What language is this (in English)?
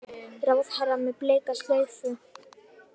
Icelandic